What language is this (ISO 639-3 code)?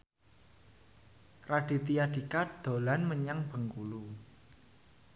jav